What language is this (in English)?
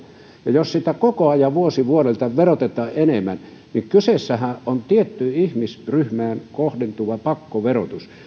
Finnish